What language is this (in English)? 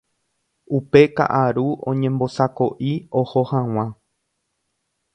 Guarani